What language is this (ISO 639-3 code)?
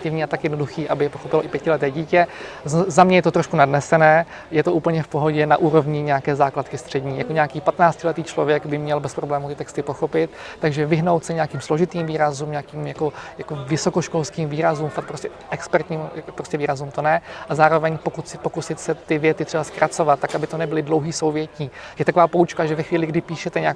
ces